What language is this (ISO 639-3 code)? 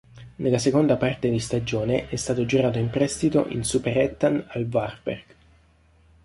ita